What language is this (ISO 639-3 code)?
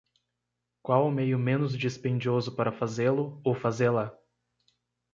por